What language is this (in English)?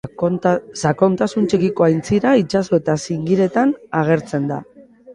Basque